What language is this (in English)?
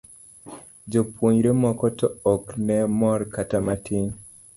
Luo (Kenya and Tanzania)